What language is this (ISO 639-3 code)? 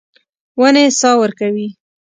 pus